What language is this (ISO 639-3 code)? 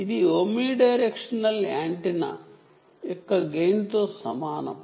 tel